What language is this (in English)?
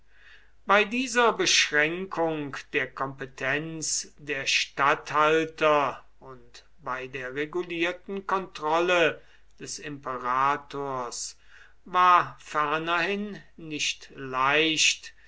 German